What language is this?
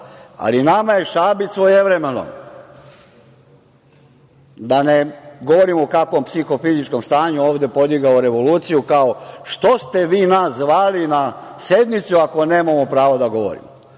Serbian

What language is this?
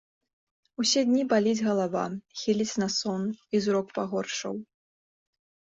Belarusian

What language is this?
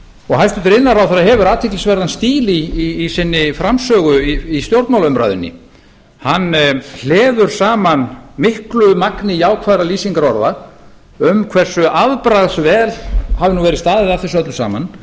Icelandic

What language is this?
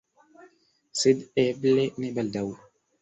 Esperanto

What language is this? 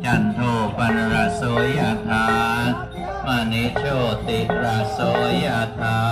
Thai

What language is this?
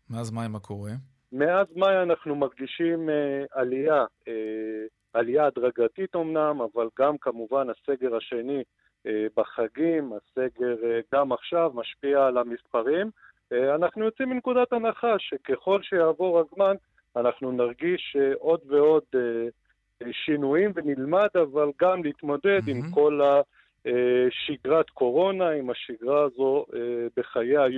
Hebrew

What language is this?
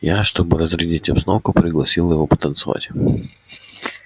Russian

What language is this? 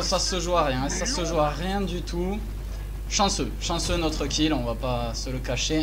French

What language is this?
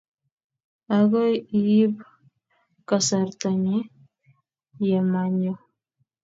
Kalenjin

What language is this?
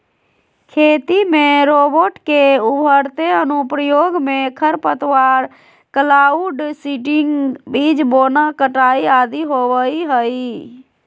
Magahi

